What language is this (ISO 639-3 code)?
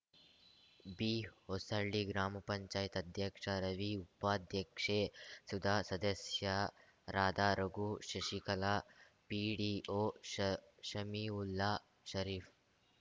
kan